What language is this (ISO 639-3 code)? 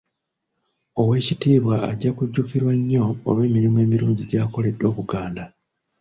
lug